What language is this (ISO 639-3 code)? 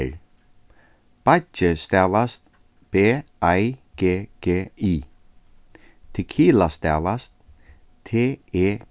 fao